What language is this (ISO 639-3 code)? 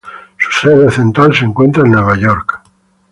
spa